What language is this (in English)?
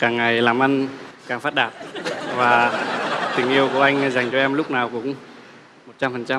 Vietnamese